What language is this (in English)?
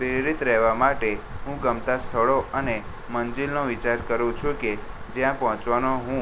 Gujarati